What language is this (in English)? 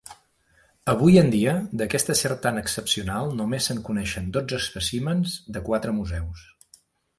Catalan